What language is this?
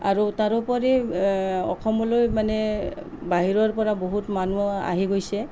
Assamese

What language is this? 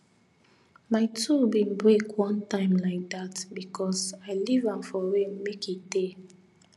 Nigerian Pidgin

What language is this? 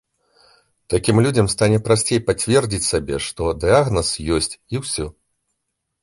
Belarusian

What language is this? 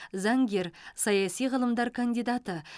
Kazakh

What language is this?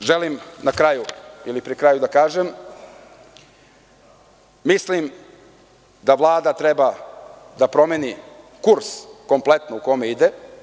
Serbian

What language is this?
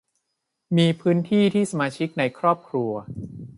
Thai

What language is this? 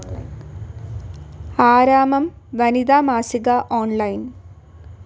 Malayalam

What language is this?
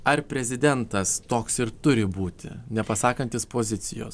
Lithuanian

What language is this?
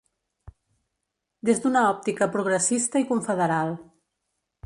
Catalan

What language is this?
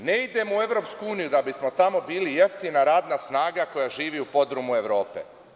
Serbian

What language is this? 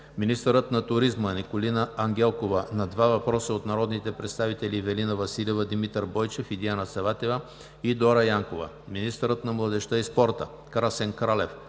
Bulgarian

